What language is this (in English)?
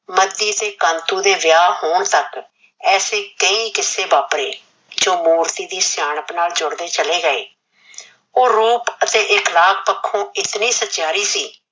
Punjabi